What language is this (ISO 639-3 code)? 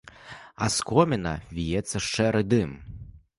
bel